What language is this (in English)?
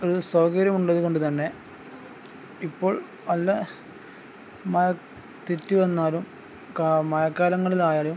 Malayalam